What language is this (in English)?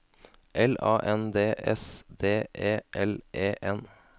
Norwegian